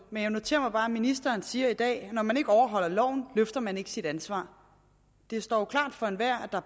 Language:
Danish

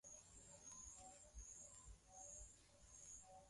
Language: Swahili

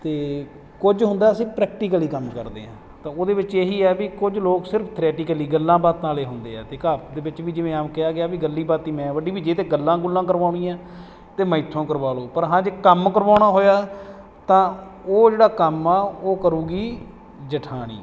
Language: Punjabi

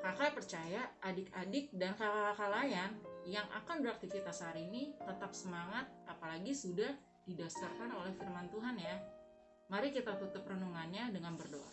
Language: Indonesian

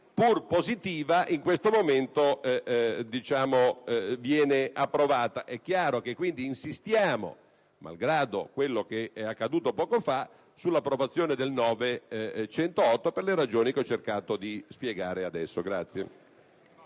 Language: Italian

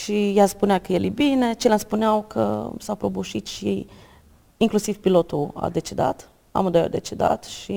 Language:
Romanian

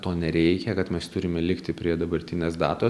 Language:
Lithuanian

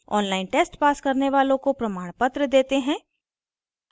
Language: Hindi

